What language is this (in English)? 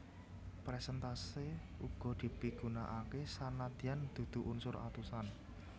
Javanese